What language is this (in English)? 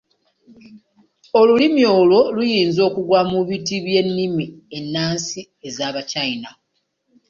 Ganda